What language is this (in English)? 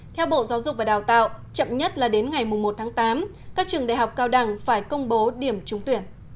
Vietnamese